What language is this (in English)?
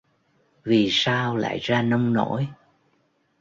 Vietnamese